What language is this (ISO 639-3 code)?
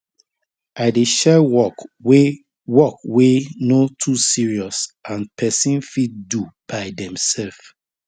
pcm